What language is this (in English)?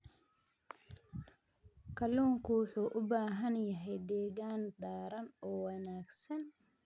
Somali